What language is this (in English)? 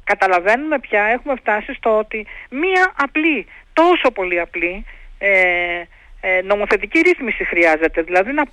Greek